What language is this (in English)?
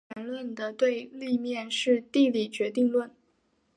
Chinese